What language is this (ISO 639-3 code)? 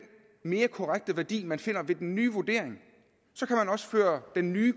dan